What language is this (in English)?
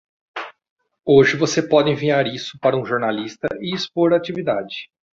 Portuguese